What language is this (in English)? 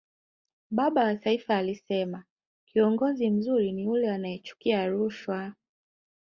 Swahili